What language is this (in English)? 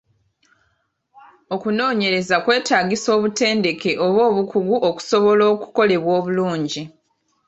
Ganda